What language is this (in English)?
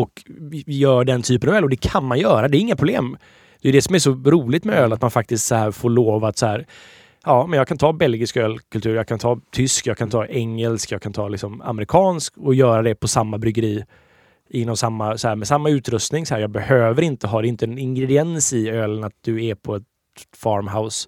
Swedish